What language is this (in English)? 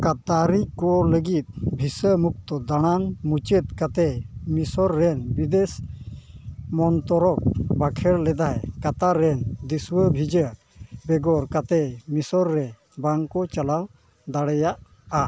Santali